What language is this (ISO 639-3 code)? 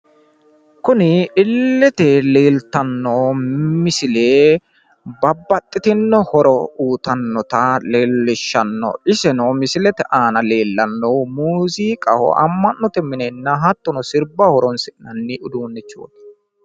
sid